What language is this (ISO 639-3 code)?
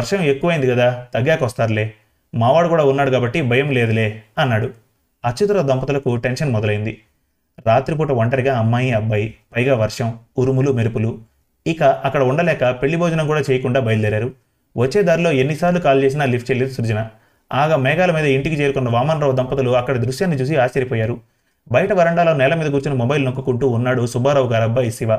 tel